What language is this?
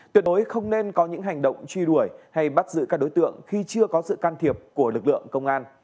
Vietnamese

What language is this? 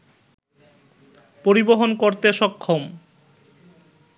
Bangla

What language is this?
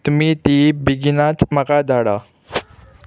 Konkani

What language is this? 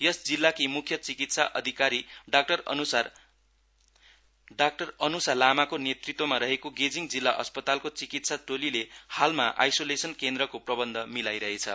Nepali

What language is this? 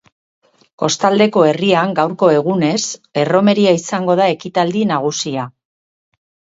Basque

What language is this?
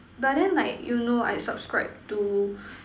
English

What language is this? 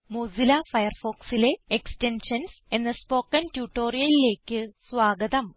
Malayalam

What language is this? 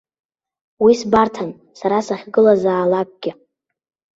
Abkhazian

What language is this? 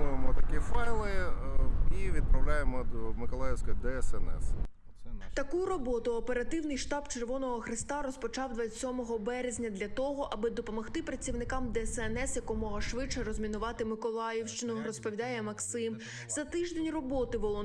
Ukrainian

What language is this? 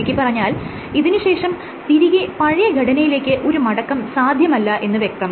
Malayalam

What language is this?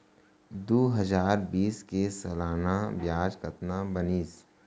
Chhattisgarhi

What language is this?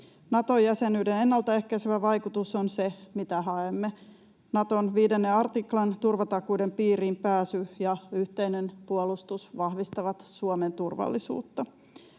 Finnish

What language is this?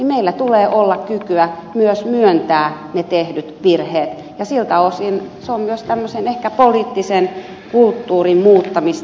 Finnish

